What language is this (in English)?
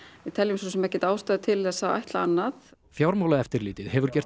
Icelandic